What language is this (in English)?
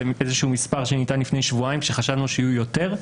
Hebrew